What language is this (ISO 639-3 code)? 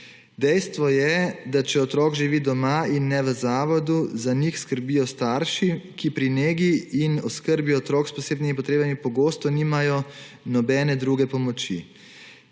slv